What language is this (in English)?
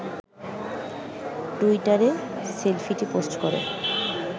Bangla